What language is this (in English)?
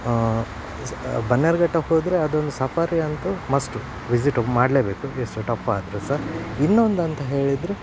Kannada